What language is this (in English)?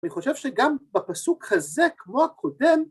Hebrew